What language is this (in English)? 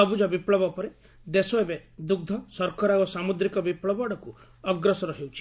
Odia